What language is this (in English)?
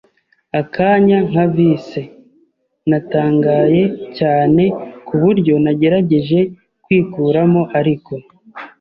Kinyarwanda